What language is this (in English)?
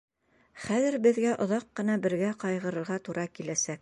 Bashkir